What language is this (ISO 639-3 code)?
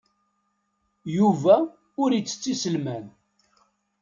kab